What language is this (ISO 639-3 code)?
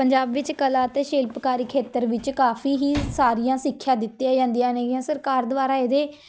pan